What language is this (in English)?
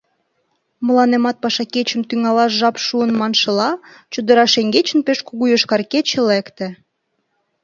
Mari